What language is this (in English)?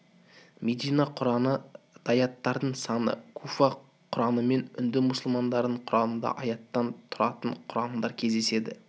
Kazakh